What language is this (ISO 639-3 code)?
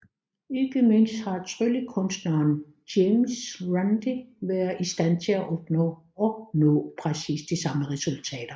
dan